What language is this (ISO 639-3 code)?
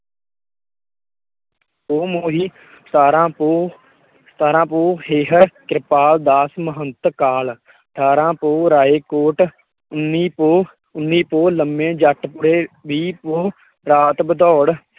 pan